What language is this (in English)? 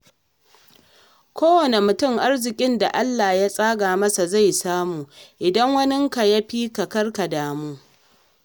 Hausa